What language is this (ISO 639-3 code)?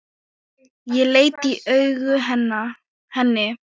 isl